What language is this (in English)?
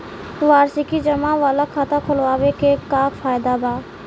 Bhojpuri